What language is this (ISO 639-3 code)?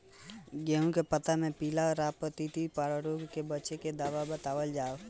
bho